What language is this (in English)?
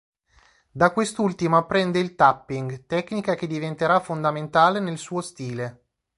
Italian